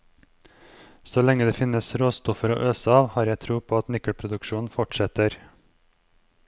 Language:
Norwegian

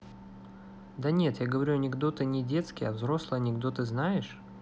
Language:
Russian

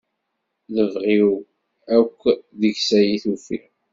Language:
Kabyle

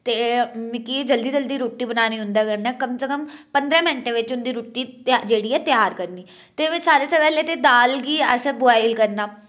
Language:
Dogri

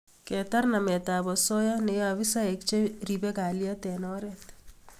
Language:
Kalenjin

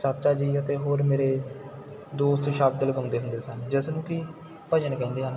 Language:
Punjabi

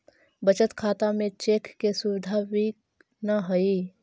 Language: Magahi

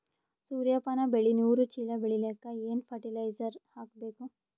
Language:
Kannada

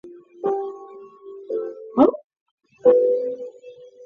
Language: Chinese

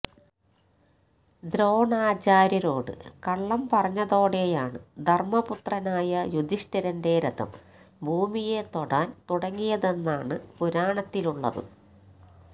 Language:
Malayalam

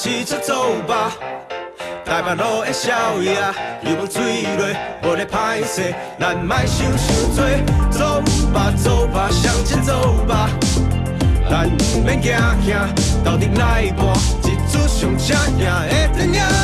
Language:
Chinese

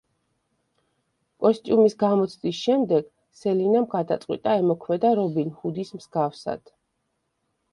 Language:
Georgian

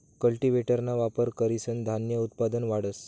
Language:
Marathi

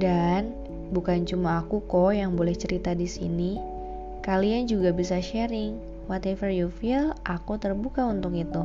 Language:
Indonesian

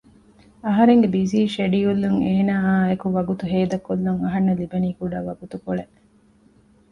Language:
Divehi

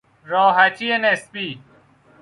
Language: Persian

